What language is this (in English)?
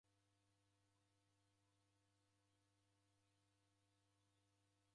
Taita